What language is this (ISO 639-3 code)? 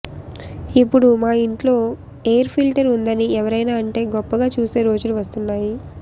tel